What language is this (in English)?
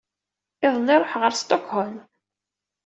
Kabyle